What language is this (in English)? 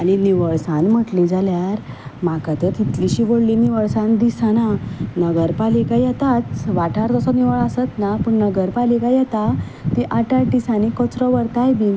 Konkani